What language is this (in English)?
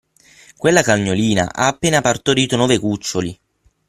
Italian